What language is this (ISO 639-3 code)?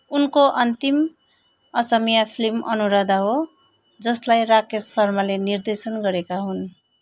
nep